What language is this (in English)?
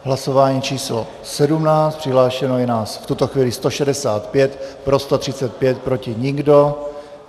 Czech